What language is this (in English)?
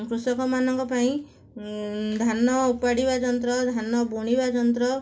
Odia